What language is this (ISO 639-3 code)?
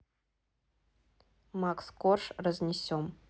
rus